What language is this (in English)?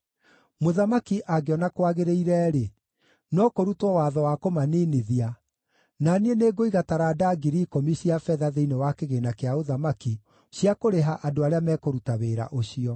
Kikuyu